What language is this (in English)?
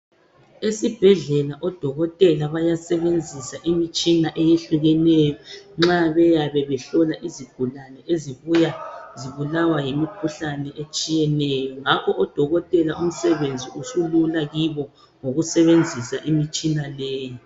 North Ndebele